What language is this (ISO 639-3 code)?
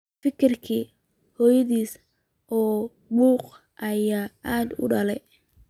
som